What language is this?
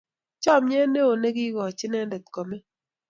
Kalenjin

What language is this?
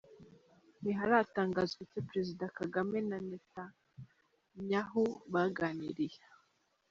Kinyarwanda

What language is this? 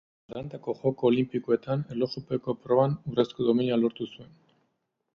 Basque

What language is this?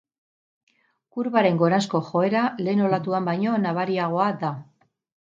Basque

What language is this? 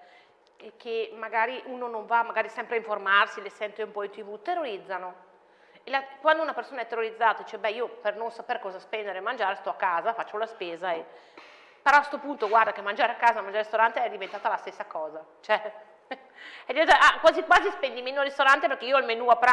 Italian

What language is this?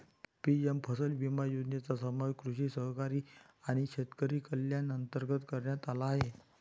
Marathi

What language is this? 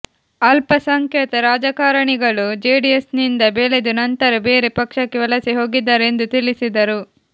Kannada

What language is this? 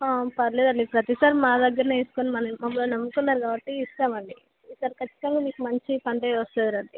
Telugu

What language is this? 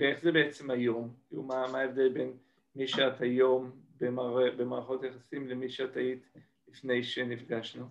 Hebrew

